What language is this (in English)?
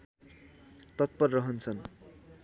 Nepali